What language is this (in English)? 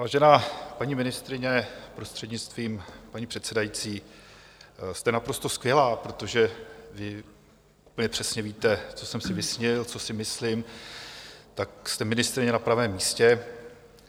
Czech